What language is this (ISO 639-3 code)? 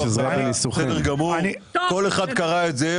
heb